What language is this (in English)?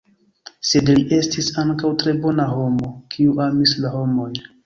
Esperanto